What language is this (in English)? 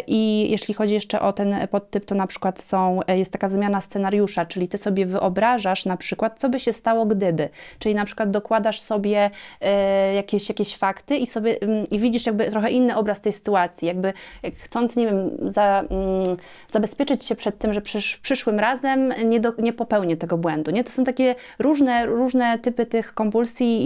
Polish